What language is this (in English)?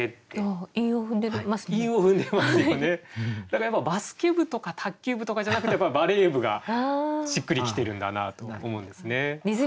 Japanese